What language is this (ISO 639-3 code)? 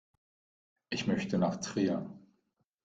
deu